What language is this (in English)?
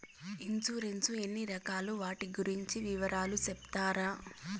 Telugu